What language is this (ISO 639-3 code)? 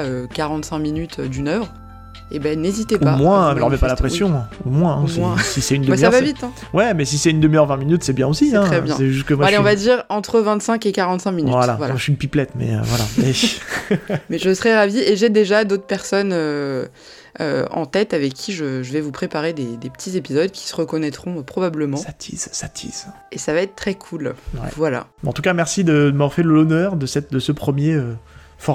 fra